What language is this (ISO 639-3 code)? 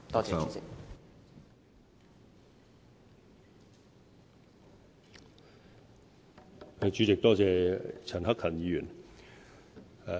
yue